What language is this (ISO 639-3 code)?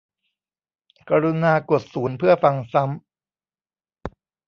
tha